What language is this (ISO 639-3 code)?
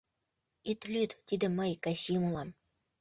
chm